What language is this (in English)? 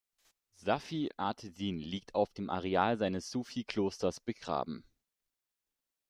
German